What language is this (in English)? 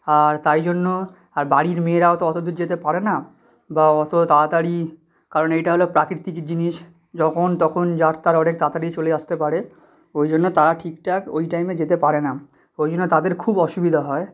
Bangla